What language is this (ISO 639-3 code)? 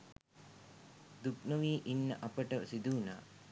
sin